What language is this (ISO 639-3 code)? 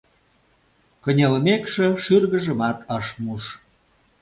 chm